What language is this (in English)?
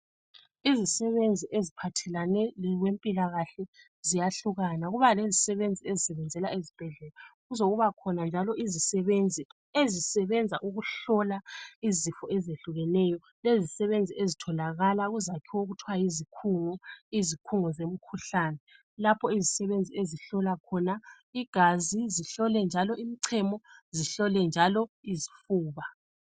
North Ndebele